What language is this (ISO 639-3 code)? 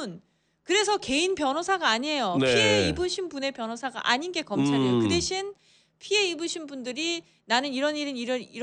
kor